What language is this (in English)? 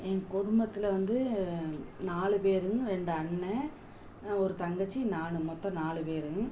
Tamil